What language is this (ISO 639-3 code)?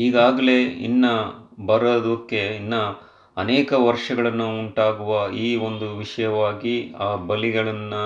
kan